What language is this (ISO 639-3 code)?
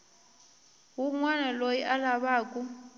tso